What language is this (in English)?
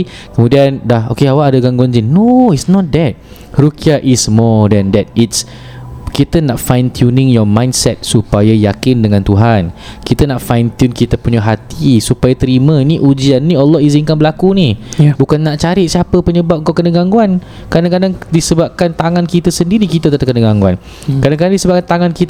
Malay